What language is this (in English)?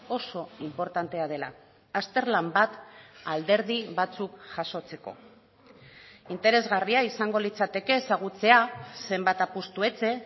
Basque